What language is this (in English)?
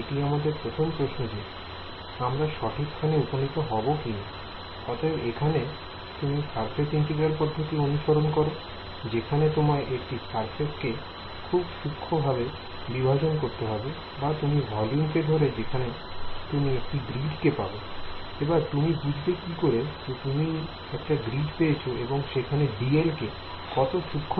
Bangla